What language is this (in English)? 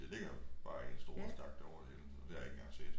Danish